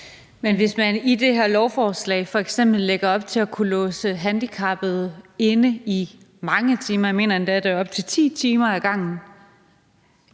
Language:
Danish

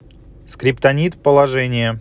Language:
Russian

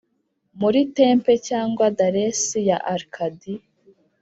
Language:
Kinyarwanda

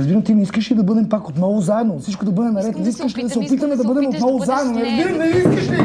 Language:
Bulgarian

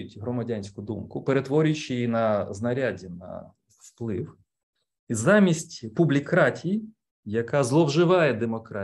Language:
Ukrainian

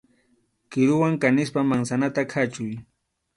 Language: Arequipa-La Unión Quechua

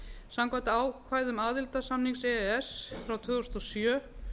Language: Icelandic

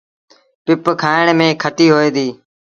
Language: Sindhi Bhil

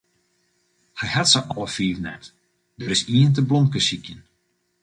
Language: Western Frisian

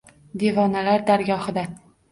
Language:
Uzbek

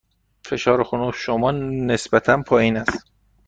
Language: Persian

